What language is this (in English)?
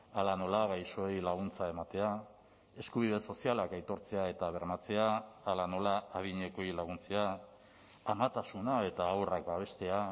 Basque